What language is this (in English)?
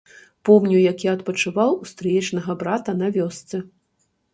Belarusian